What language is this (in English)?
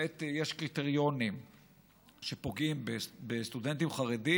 Hebrew